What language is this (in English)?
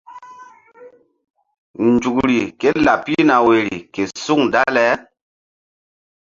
Mbum